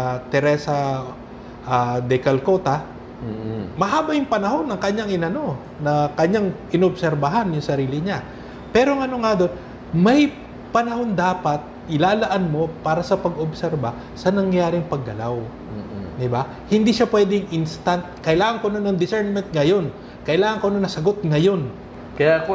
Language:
Filipino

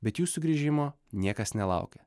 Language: Lithuanian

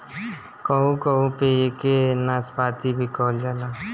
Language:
Bhojpuri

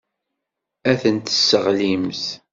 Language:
Kabyle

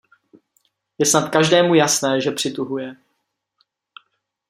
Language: Czech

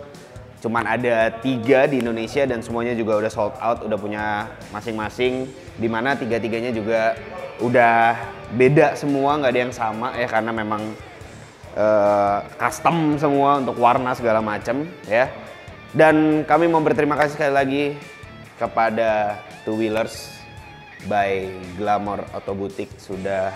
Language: Indonesian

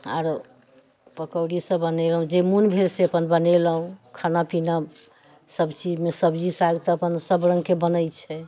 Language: Maithili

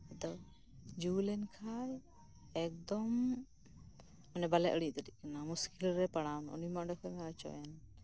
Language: Santali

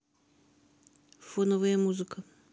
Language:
Russian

